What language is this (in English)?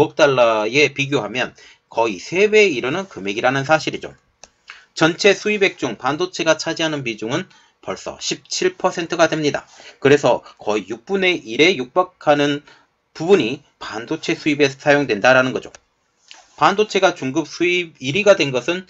Korean